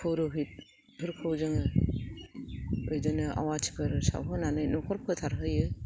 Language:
Bodo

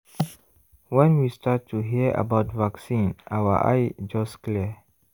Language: Nigerian Pidgin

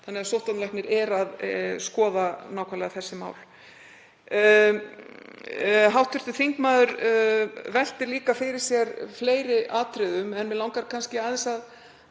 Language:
Icelandic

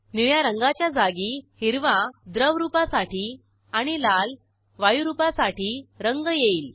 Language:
Marathi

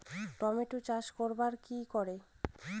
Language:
Bangla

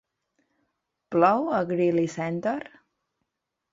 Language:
Catalan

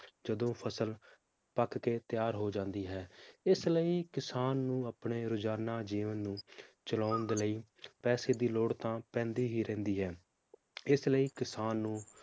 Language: Punjabi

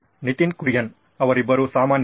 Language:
Kannada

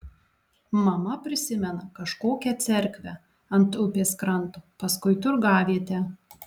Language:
Lithuanian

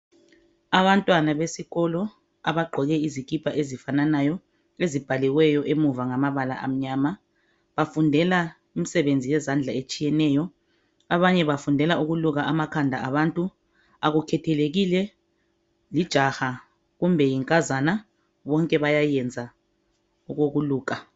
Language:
North Ndebele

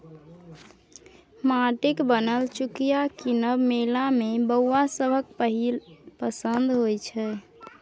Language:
Maithili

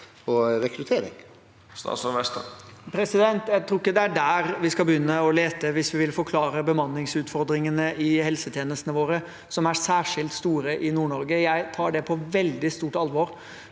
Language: Norwegian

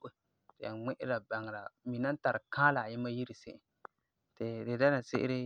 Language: Frafra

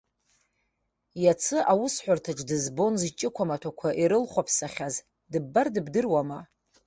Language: Abkhazian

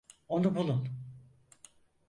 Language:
Turkish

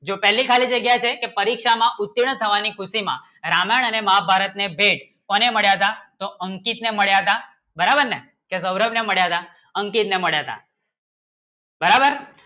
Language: Gujarati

